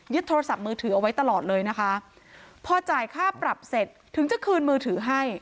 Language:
Thai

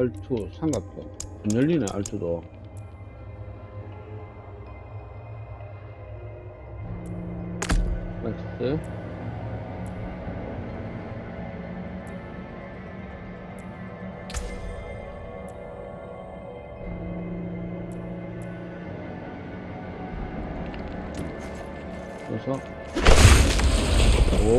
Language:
Korean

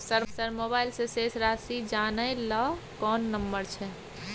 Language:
Maithili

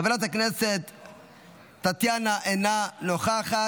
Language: Hebrew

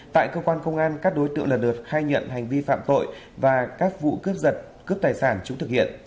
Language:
Vietnamese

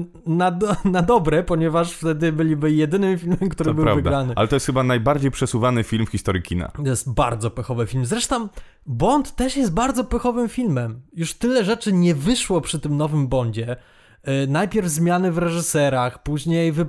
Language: Polish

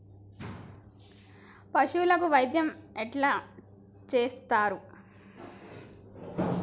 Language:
Telugu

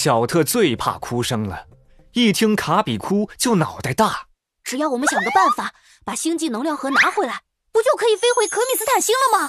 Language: Chinese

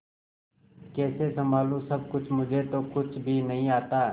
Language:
Hindi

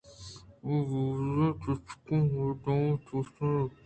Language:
Eastern Balochi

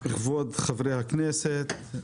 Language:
Hebrew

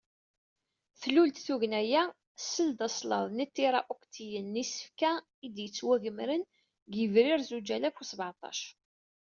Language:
Kabyle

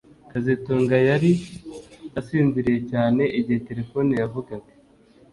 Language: Kinyarwanda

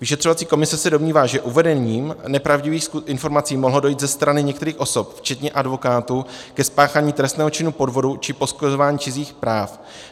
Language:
Czech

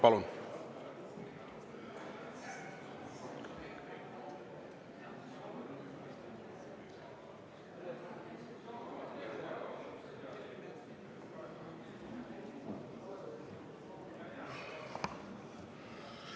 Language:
Estonian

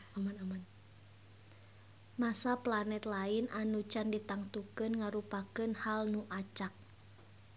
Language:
Sundanese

